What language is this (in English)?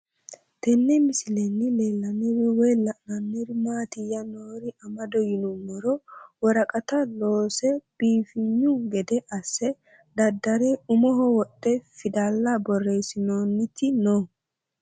Sidamo